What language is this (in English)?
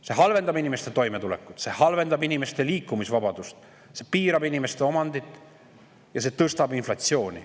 Estonian